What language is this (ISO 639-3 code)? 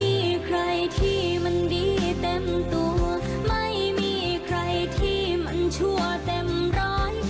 tha